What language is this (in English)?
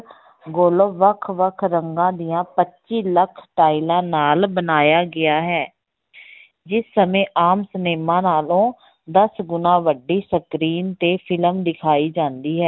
Punjabi